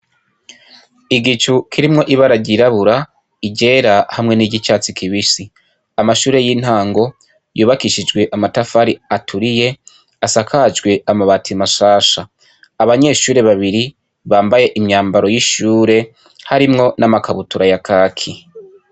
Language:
Rundi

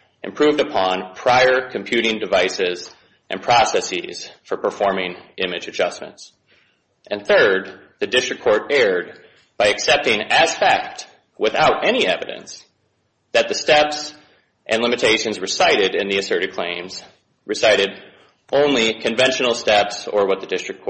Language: English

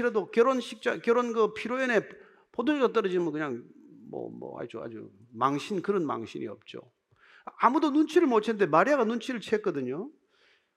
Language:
Korean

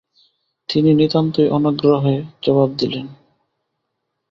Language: Bangla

